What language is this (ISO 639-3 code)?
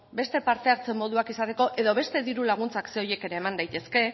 eus